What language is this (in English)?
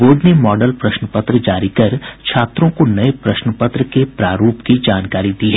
Hindi